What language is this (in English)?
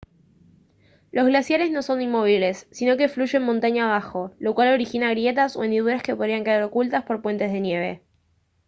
Spanish